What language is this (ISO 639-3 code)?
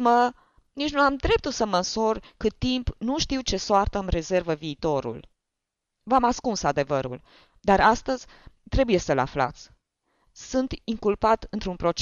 ron